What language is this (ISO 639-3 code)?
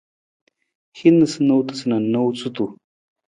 nmz